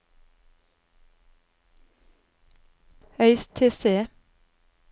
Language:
Norwegian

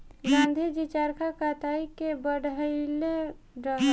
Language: Bhojpuri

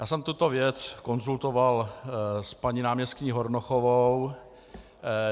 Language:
Czech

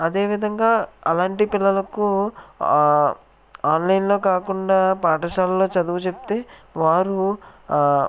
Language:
Telugu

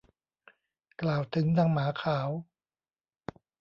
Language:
Thai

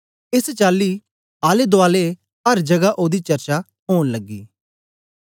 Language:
Dogri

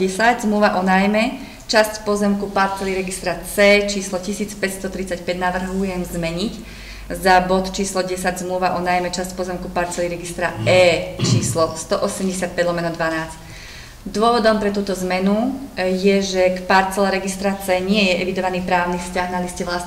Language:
Slovak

